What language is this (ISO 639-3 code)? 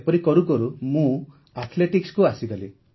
ori